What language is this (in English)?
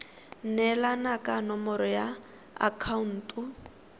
Tswana